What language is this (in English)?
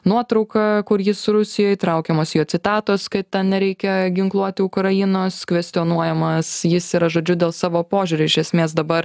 Lithuanian